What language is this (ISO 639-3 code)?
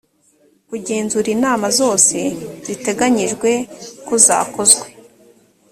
kin